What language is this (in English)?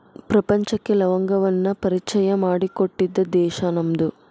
Kannada